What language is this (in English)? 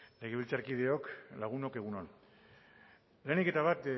Basque